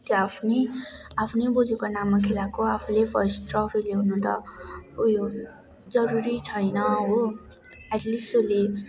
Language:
Nepali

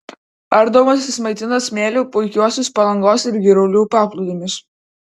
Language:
Lithuanian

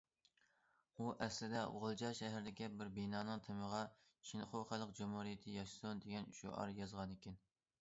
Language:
Uyghur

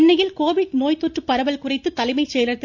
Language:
Tamil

